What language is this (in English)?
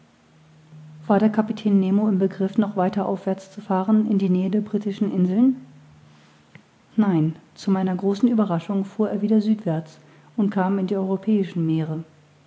German